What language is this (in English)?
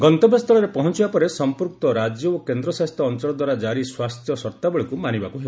Odia